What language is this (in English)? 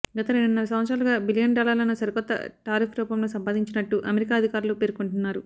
Telugu